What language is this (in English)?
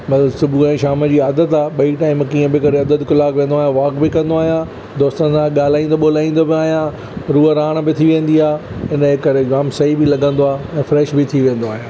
Sindhi